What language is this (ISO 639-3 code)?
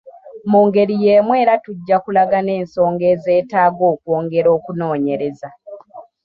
lug